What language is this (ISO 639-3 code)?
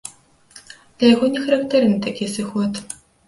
bel